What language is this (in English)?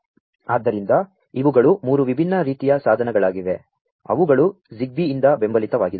Kannada